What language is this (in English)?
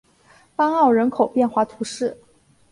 Chinese